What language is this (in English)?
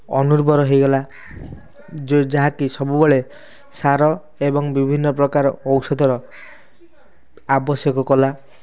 Odia